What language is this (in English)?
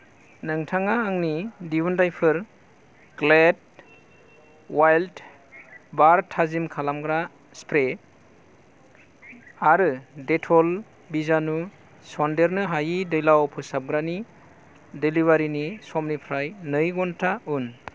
Bodo